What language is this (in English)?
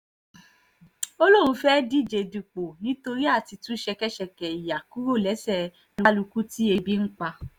Yoruba